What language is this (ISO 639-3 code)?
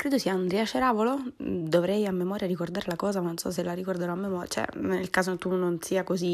ita